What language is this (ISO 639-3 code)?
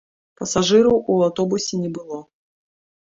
bel